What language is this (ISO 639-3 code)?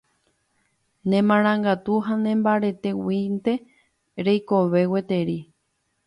grn